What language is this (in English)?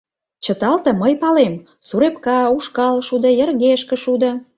Mari